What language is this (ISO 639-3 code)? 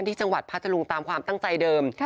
tha